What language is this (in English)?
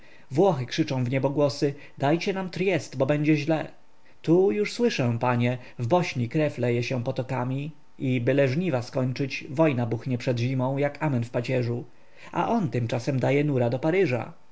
Polish